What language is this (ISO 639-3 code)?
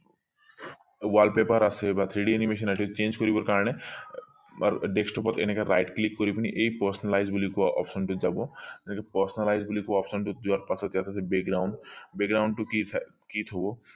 asm